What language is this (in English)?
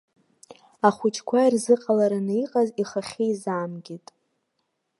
Abkhazian